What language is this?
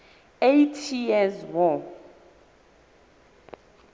Southern Sotho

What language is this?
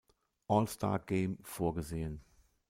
German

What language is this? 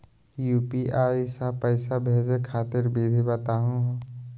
Magahi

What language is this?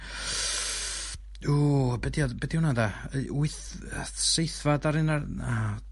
Welsh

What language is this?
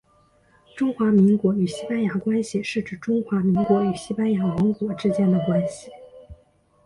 Chinese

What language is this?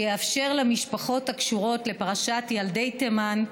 Hebrew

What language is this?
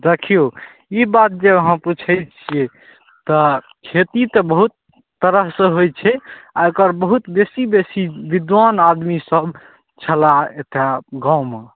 Maithili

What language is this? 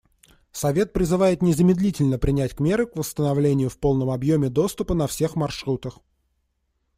Russian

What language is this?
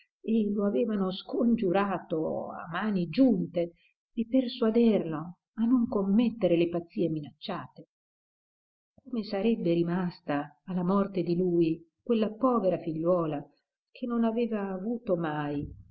Italian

